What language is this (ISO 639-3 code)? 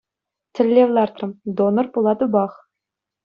chv